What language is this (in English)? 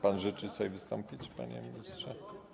Polish